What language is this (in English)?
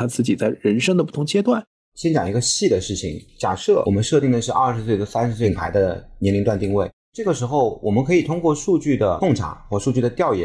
Chinese